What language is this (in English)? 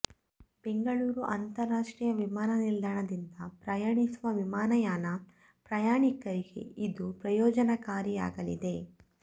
Kannada